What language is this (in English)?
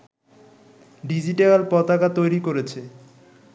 Bangla